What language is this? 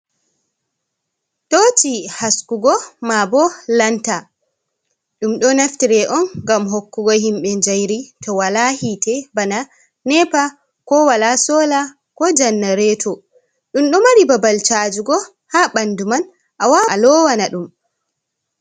Fula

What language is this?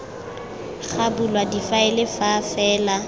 Tswana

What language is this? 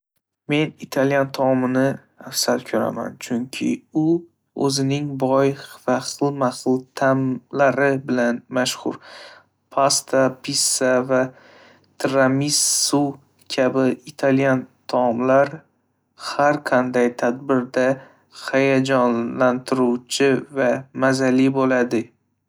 Uzbek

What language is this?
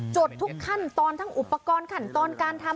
Thai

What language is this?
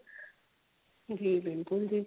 Punjabi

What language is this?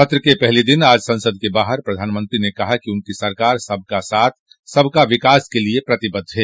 Hindi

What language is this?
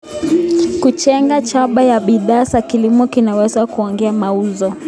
Kalenjin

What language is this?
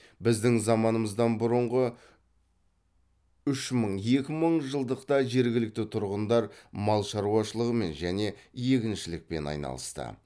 Kazakh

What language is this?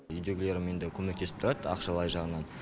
Kazakh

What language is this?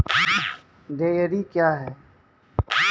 Maithili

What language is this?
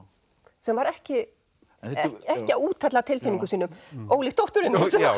Icelandic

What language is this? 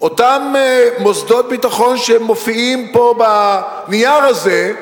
Hebrew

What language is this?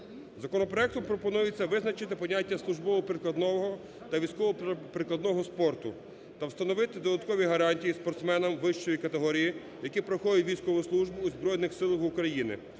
Ukrainian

